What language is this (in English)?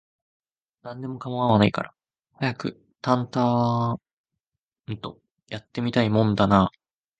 Japanese